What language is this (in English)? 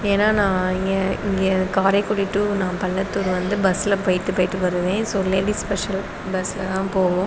Tamil